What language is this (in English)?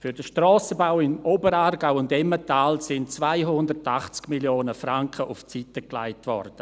Swiss German